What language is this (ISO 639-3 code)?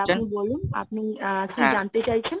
ben